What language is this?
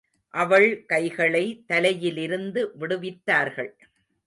Tamil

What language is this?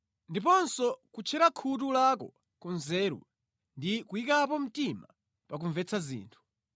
Nyanja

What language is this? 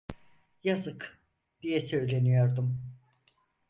Turkish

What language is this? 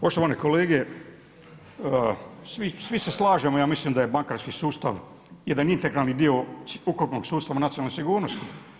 Croatian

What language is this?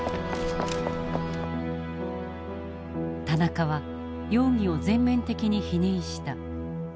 Japanese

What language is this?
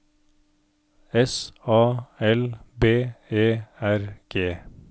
Norwegian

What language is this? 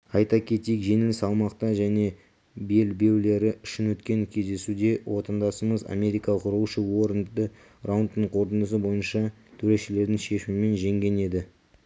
Kazakh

